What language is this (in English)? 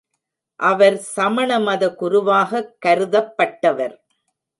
Tamil